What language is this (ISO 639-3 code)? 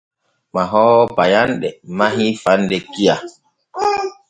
fue